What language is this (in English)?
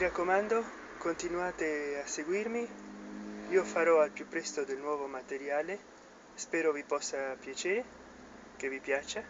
Italian